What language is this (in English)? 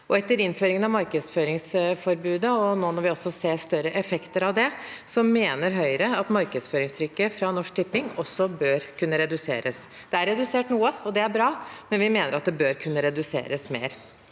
Norwegian